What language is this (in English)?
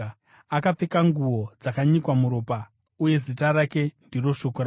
Shona